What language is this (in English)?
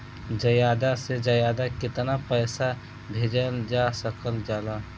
Bhojpuri